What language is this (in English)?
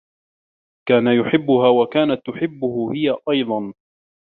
Arabic